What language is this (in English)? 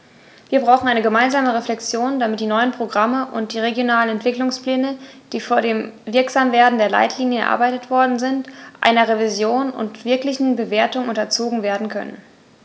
German